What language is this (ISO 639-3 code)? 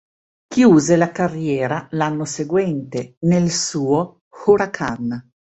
ita